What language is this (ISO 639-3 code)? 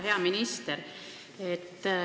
est